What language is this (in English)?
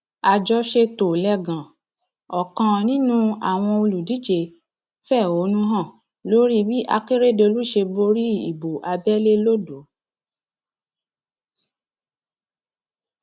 Yoruba